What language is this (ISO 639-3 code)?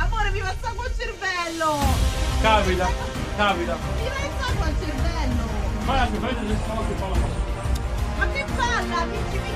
ita